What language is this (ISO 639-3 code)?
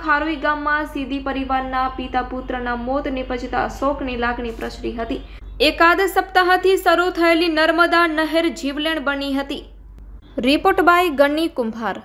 hin